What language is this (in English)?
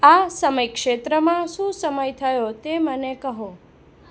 Gujarati